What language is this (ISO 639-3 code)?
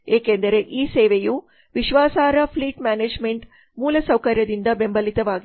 kan